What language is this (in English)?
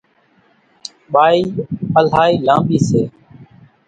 Kachi Koli